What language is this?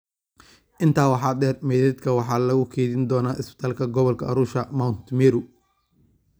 Somali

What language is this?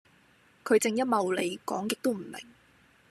Cantonese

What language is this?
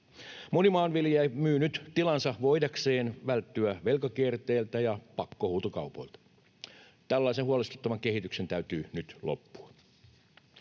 Finnish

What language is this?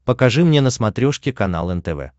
Russian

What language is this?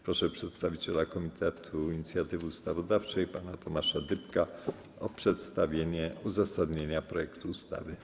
Polish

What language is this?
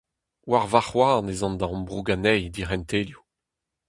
Breton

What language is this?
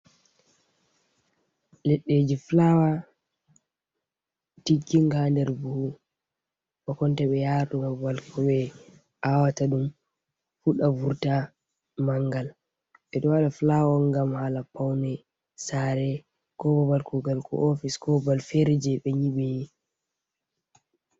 Fula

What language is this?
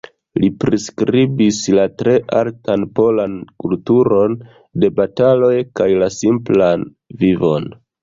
Esperanto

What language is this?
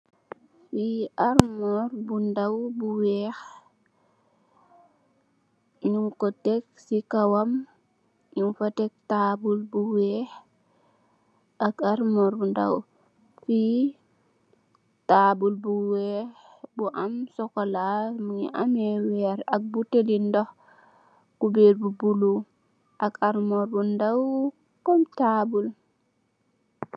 Wolof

